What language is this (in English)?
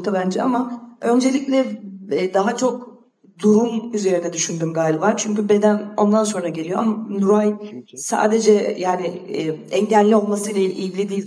Turkish